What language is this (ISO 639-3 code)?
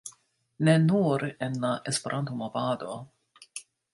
epo